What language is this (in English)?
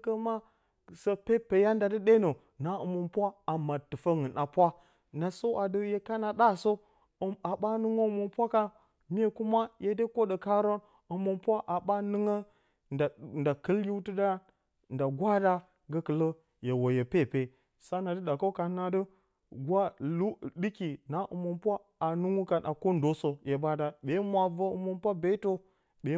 Bacama